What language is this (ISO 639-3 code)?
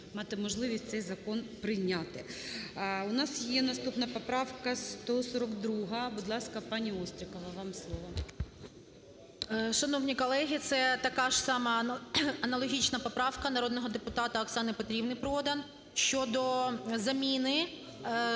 ukr